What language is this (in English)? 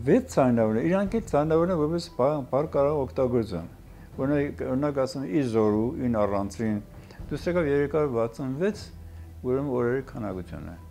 Turkish